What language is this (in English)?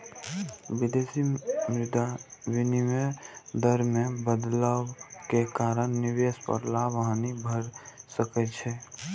Maithili